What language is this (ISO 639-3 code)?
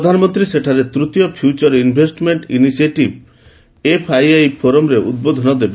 ori